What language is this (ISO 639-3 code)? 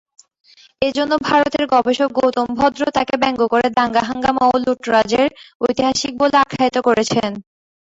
ben